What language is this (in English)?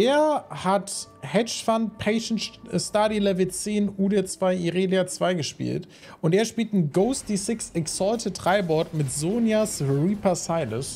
German